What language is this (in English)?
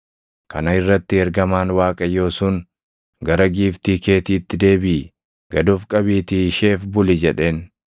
Oromo